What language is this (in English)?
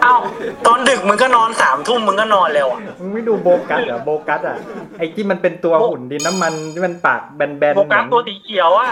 Thai